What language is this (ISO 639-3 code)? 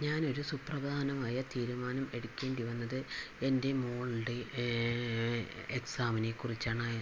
mal